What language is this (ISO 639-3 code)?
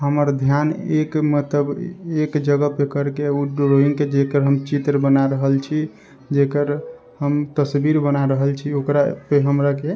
mai